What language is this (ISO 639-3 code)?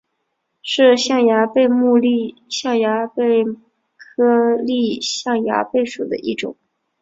zho